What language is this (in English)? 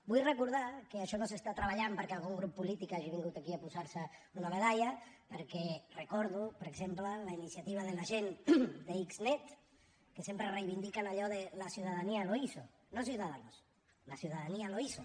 Catalan